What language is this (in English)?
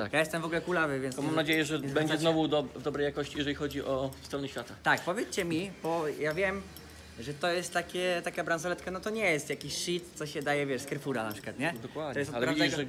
Polish